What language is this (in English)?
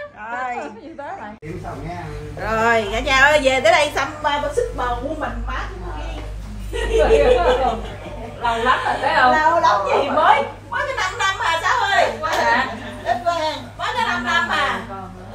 Vietnamese